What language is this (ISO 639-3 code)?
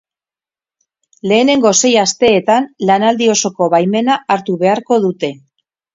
eus